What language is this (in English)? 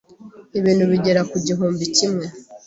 Kinyarwanda